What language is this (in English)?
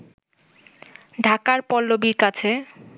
Bangla